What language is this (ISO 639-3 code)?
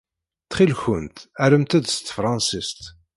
kab